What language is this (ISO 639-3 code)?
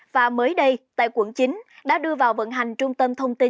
vie